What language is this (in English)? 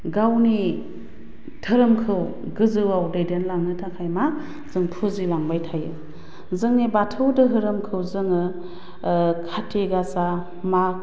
Bodo